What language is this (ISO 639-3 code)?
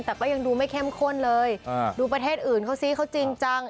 tha